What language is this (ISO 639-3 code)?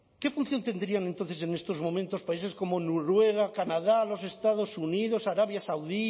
spa